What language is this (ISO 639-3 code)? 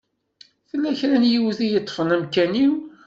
kab